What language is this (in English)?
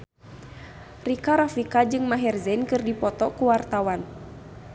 Sundanese